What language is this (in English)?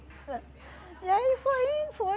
Portuguese